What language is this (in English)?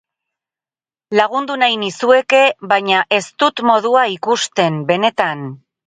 Basque